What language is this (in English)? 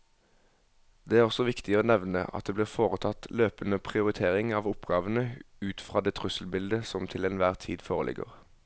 Norwegian